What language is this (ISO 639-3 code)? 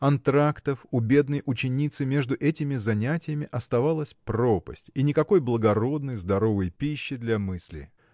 rus